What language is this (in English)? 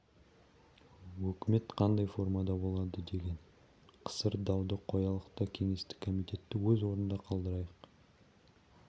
Kazakh